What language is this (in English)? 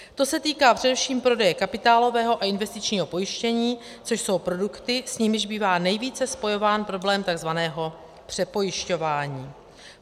Czech